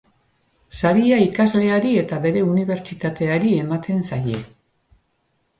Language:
Basque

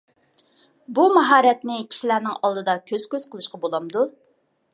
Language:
Uyghur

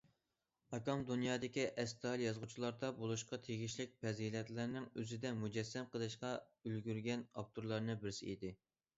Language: Uyghur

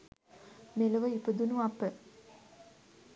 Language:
Sinhala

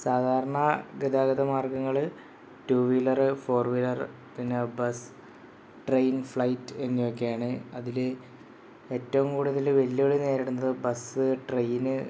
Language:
Malayalam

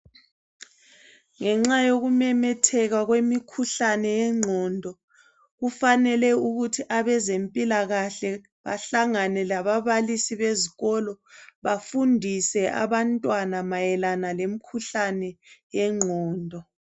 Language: North Ndebele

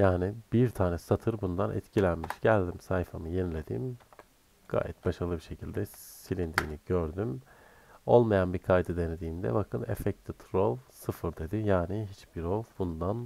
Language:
Turkish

